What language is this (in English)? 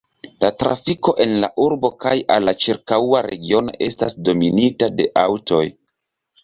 Esperanto